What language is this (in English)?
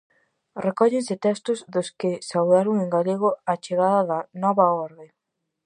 Galician